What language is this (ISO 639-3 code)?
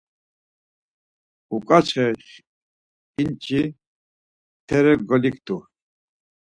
lzz